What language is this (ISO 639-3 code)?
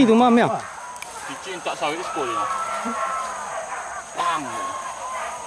ind